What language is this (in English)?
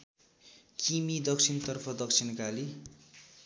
Nepali